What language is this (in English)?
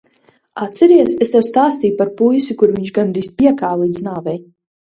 Latvian